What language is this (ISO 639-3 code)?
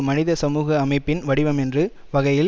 tam